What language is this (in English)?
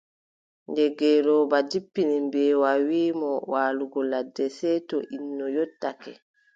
Adamawa Fulfulde